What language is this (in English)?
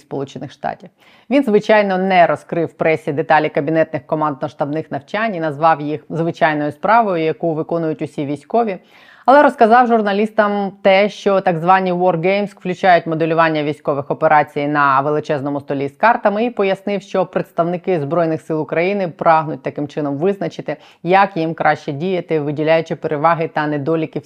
Ukrainian